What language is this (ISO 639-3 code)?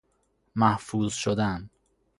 fas